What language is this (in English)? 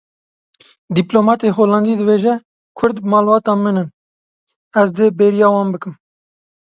Kurdish